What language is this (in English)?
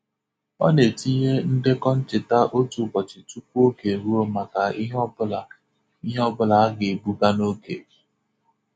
Igbo